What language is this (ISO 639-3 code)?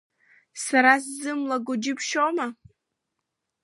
abk